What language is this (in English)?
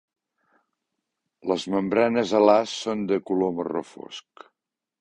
Catalan